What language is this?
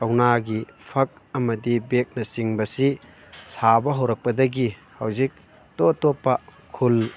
Manipuri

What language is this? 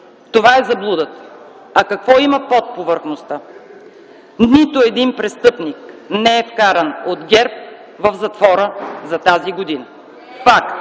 Bulgarian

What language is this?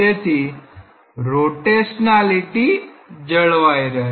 Gujarati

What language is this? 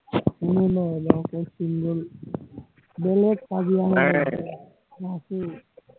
Assamese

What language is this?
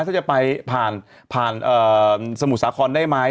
Thai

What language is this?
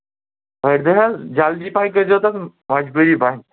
Kashmiri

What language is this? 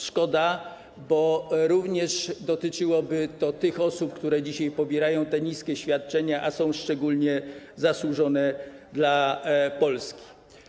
Polish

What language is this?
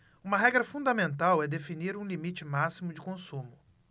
Portuguese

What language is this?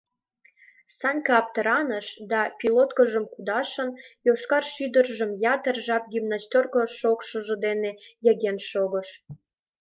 Mari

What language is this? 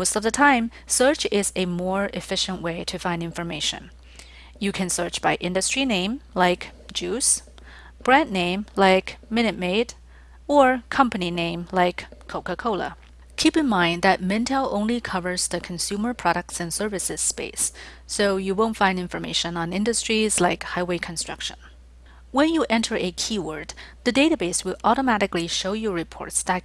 English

